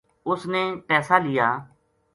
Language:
Gujari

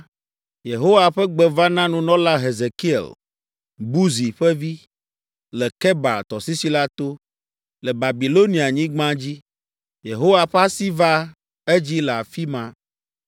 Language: Ewe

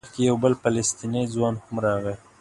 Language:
Pashto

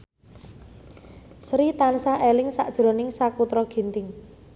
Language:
Javanese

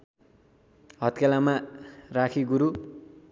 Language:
Nepali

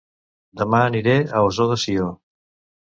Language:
Catalan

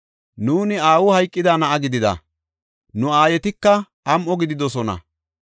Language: Gofa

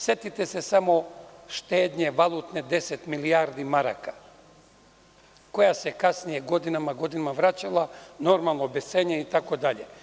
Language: Serbian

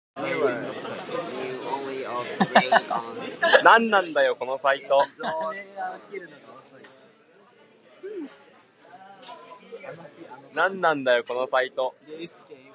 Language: Japanese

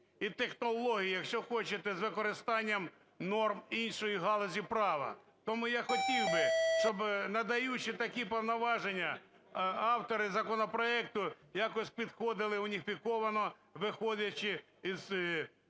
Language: Ukrainian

